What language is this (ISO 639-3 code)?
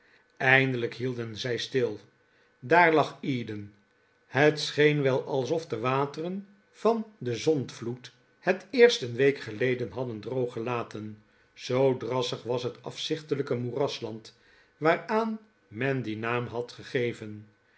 nld